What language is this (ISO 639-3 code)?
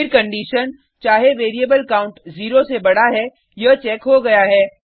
hin